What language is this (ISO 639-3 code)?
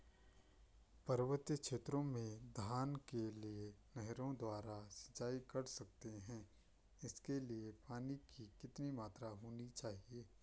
hin